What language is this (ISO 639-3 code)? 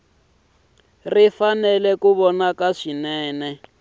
tso